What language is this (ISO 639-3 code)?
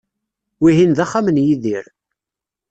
kab